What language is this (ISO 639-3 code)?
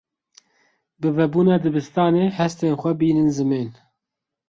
kur